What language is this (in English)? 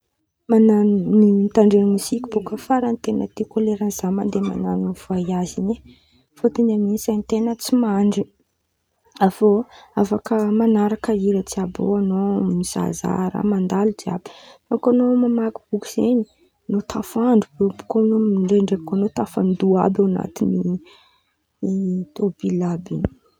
Antankarana Malagasy